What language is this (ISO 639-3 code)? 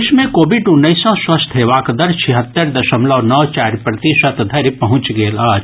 mai